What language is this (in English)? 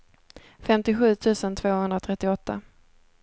Swedish